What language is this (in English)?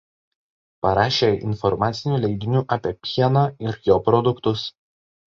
Lithuanian